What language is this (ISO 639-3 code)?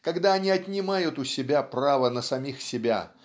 rus